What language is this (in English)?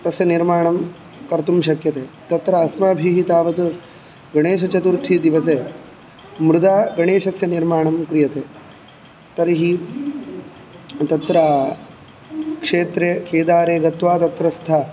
Sanskrit